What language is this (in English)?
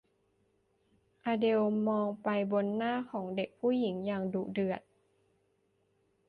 Thai